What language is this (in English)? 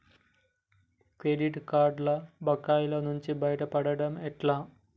Telugu